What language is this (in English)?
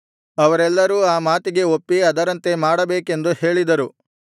Kannada